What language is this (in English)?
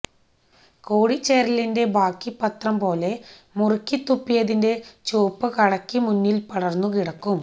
Malayalam